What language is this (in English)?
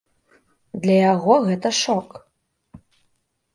Belarusian